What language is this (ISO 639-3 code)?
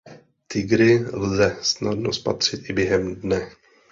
ces